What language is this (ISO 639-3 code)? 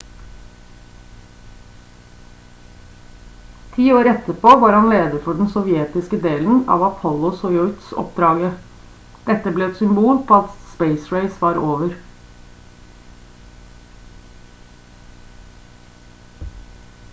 nob